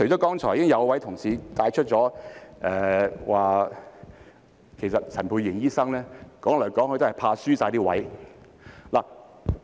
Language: Cantonese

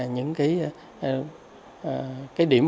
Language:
Vietnamese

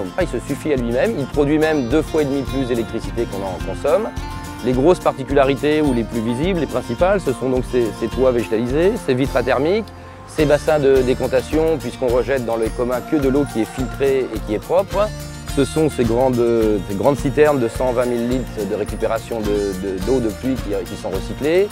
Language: French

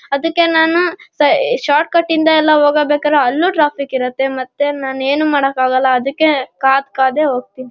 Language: Kannada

